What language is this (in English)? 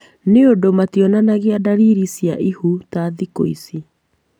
Kikuyu